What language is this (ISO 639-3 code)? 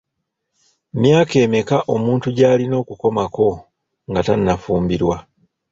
lug